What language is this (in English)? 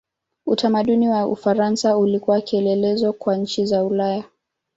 Swahili